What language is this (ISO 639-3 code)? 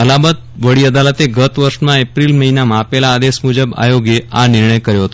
guj